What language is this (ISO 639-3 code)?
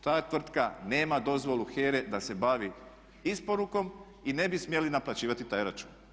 hrv